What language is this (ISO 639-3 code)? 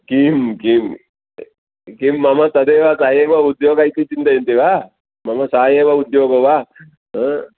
san